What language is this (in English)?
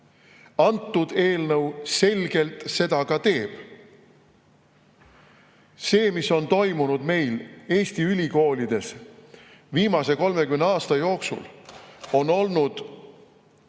Estonian